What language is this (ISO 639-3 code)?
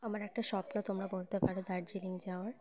ben